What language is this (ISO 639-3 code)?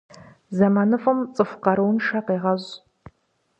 kbd